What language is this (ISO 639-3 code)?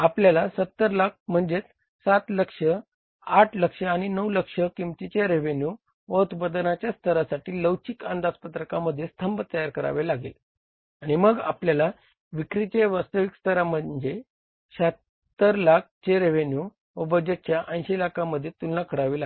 mar